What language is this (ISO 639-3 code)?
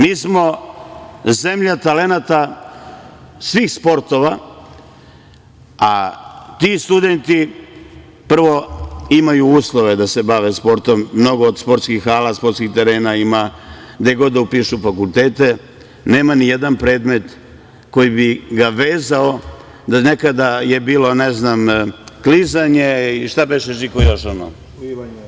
srp